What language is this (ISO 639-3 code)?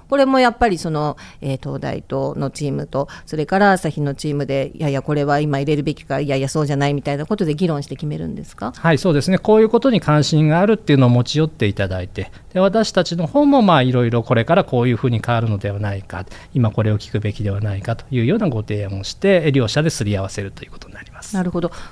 jpn